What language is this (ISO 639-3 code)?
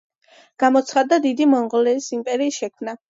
kat